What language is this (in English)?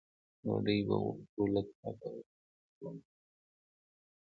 Pashto